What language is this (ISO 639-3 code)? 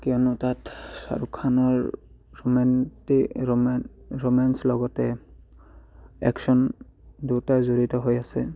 asm